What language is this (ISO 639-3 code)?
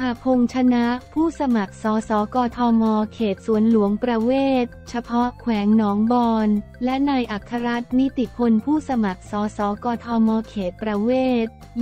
tha